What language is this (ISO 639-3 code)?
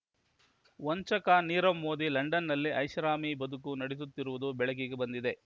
kan